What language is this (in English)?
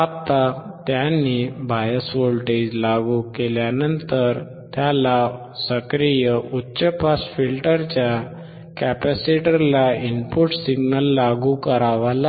Marathi